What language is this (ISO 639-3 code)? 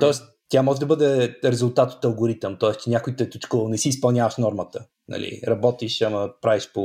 bul